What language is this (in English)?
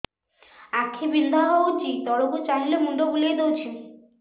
Odia